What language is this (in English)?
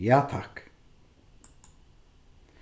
Faroese